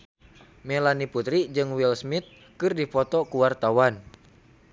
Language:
Sundanese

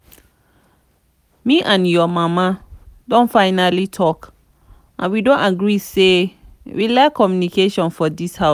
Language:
Nigerian Pidgin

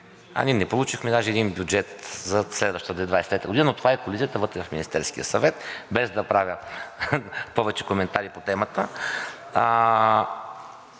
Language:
Bulgarian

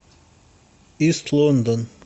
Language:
Russian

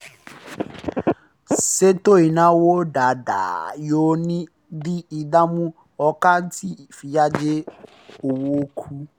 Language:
Yoruba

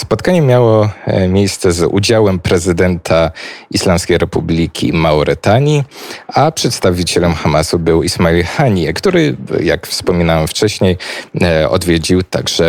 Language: Polish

